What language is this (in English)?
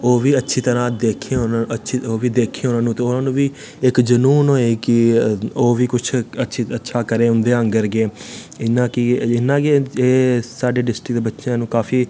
Dogri